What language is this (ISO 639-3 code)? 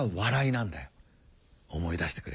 jpn